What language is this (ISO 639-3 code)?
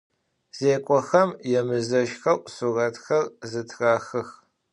ady